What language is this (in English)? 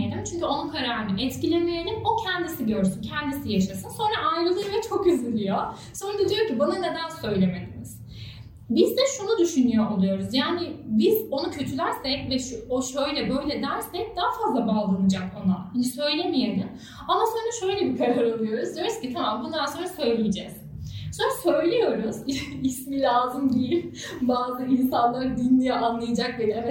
Turkish